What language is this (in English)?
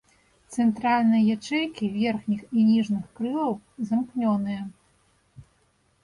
Belarusian